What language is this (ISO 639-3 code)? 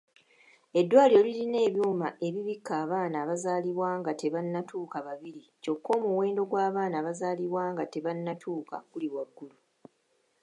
lug